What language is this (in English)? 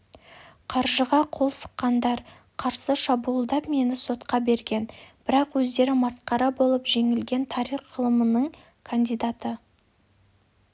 Kazakh